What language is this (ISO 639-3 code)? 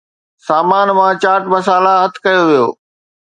snd